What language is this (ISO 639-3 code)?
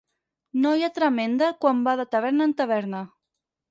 cat